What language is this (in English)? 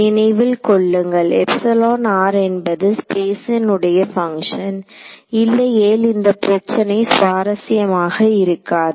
Tamil